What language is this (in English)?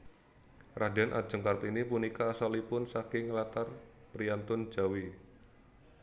Javanese